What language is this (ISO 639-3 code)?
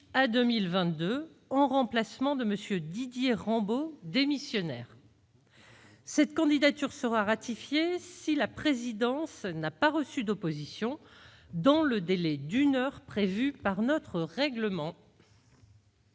fra